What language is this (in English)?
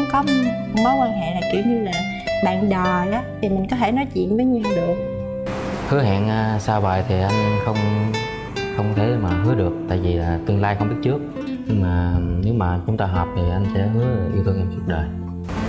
Vietnamese